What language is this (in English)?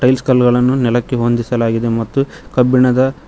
Kannada